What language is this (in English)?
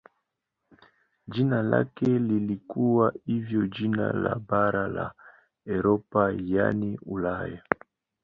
Swahili